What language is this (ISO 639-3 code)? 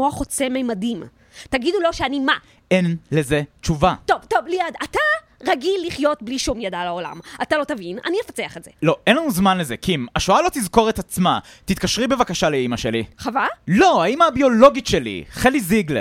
heb